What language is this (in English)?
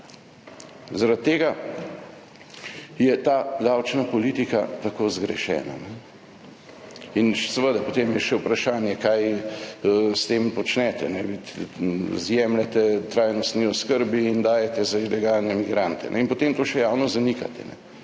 Slovenian